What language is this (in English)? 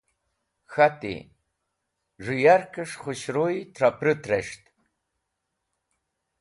Wakhi